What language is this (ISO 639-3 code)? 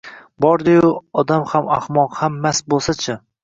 uzb